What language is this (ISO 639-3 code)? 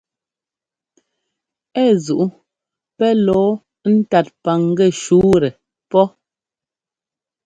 jgo